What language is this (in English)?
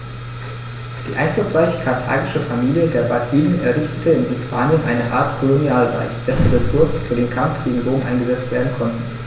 German